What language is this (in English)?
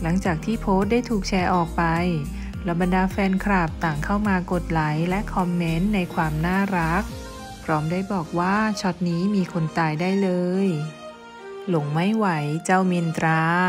Thai